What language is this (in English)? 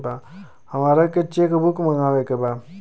Bhojpuri